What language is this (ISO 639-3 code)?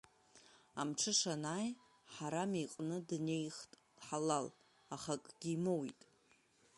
abk